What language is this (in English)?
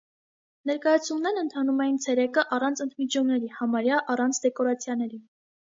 Armenian